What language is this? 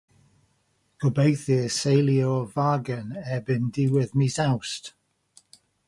Welsh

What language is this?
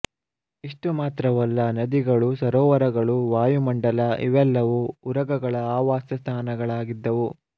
Kannada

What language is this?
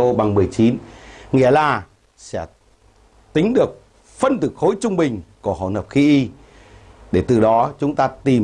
Vietnamese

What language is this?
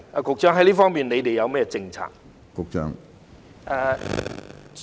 Cantonese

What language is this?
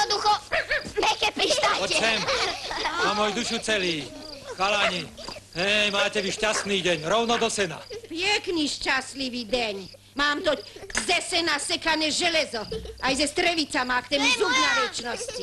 Czech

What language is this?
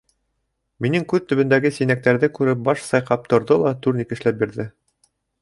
Bashkir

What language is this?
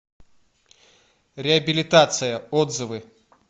Russian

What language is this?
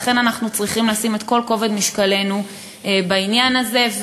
Hebrew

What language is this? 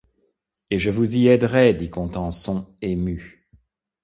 French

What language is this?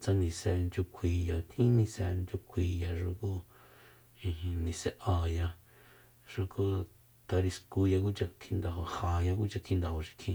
Soyaltepec Mazatec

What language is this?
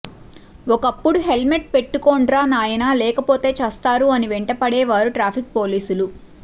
Telugu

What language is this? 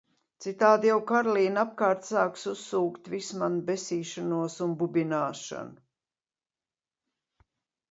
Latvian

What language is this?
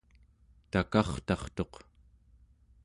Central Yupik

